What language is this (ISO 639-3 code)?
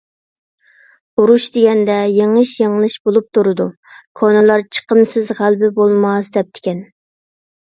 uig